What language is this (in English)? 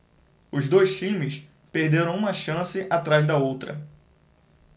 Portuguese